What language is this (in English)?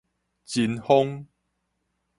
Min Nan Chinese